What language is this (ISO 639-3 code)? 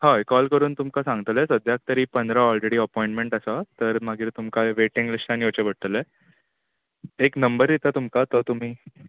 kok